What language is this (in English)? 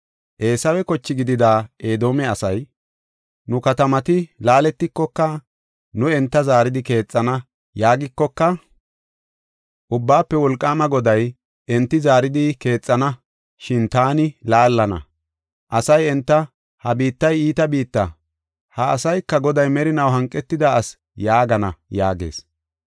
Gofa